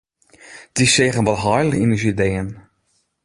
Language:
Western Frisian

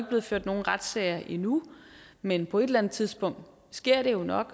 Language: Danish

